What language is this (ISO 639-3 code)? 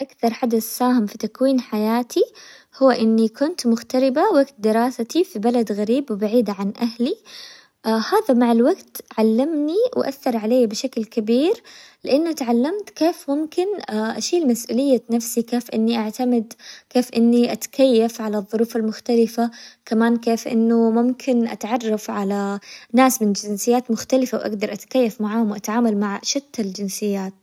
acw